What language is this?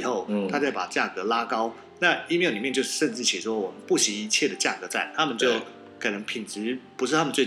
Chinese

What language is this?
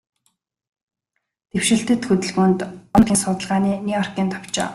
Mongolian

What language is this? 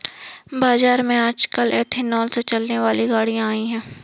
Hindi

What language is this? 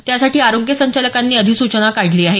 Marathi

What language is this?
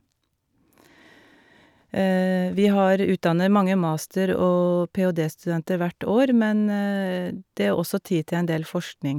Norwegian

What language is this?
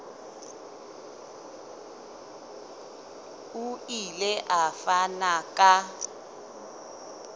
Southern Sotho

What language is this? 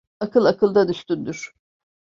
Turkish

